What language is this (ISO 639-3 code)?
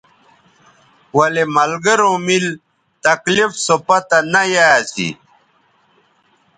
btv